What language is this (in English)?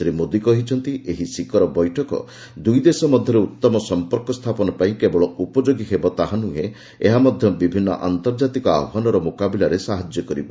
Odia